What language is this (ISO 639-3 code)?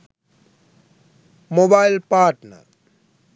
sin